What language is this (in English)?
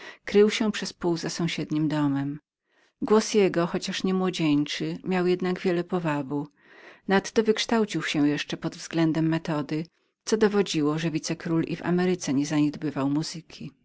Polish